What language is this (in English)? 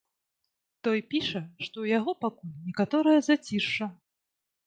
Belarusian